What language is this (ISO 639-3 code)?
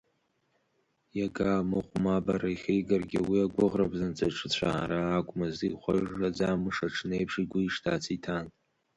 abk